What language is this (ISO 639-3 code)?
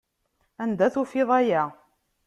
kab